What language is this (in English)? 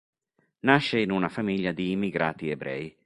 Italian